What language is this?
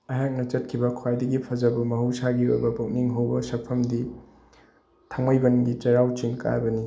Manipuri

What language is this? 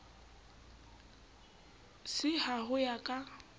Southern Sotho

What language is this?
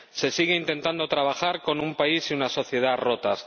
Spanish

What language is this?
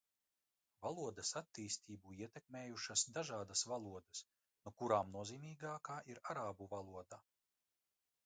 Latvian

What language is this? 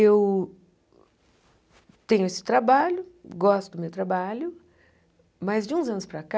Portuguese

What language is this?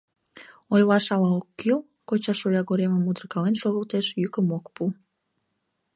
Mari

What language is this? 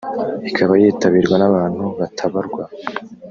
Kinyarwanda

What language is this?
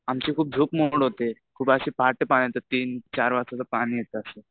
Marathi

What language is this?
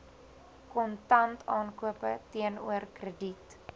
Afrikaans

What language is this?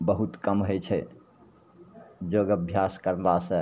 Maithili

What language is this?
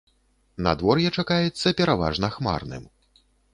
Belarusian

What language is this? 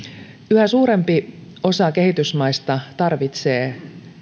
Finnish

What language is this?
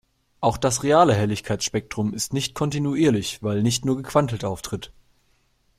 German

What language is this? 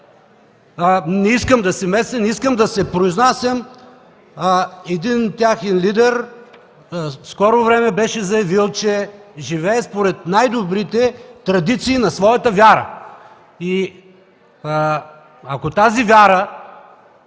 Bulgarian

